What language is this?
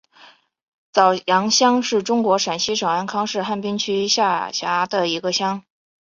Chinese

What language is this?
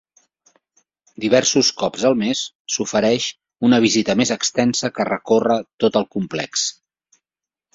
Catalan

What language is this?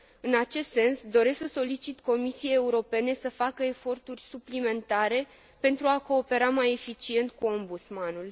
Romanian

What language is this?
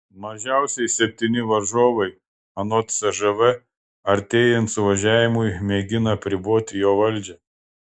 Lithuanian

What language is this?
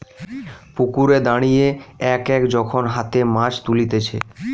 Bangla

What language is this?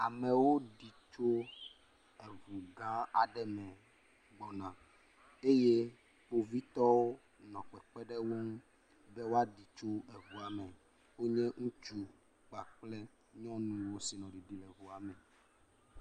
Ewe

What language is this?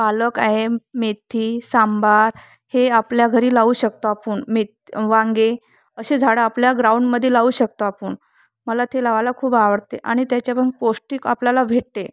Marathi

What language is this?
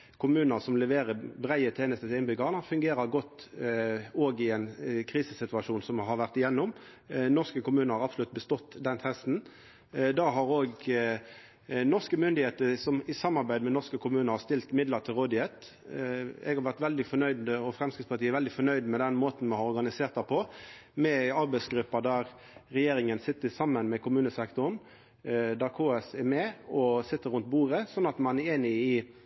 Norwegian Nynorsk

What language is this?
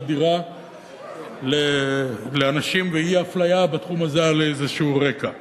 Hebrew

